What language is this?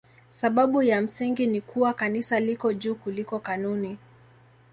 Swahili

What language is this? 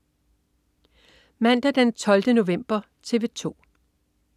Danish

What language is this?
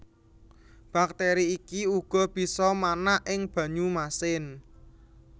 Javanese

